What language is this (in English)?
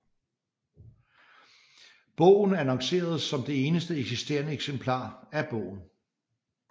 Danish